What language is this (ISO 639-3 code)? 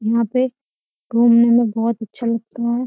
hin